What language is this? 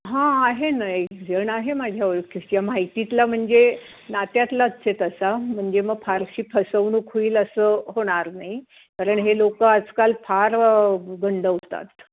Marathi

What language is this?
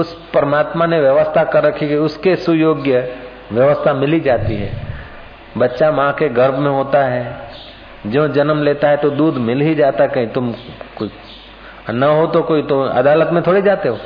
Hindi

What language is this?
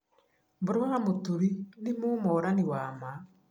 Kikuyu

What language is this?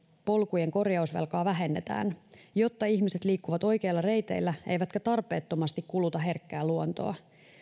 Finnish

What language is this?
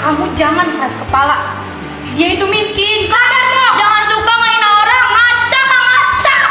Indonesian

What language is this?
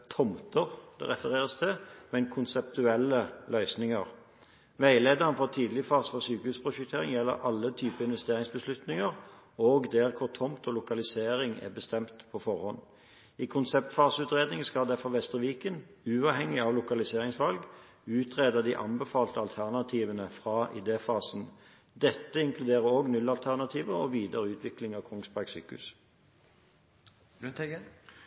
Norwegian Bokmål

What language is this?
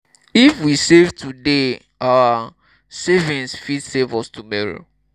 Nigerian Pidgin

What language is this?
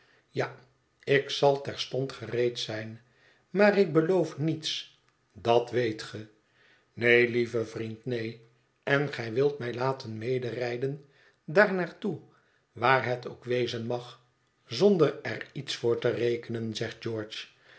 Dutch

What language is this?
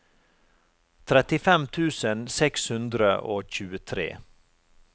Norwegian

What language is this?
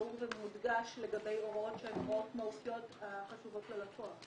Hebrew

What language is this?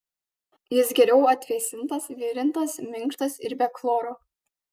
Lithuanian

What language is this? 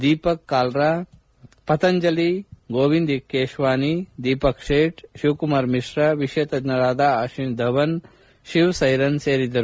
Kannada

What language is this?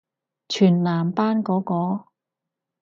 Cantonese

